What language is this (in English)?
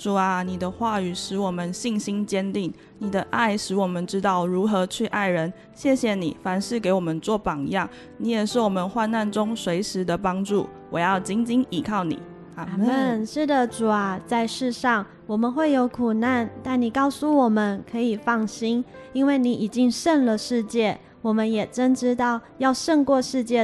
Chinese